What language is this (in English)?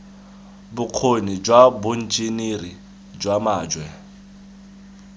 Tswana